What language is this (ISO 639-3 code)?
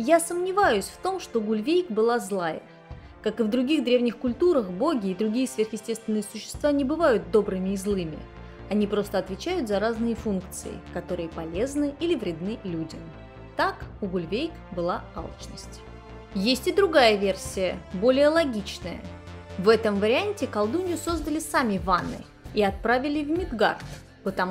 rus